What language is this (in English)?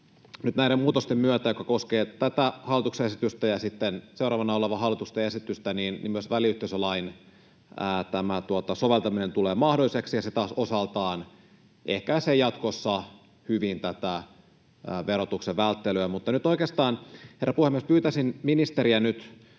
Finnish